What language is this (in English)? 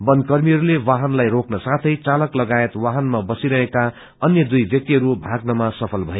Nepali